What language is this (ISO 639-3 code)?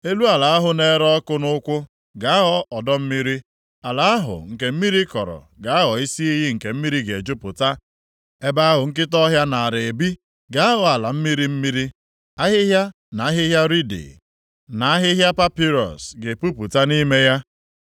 ibo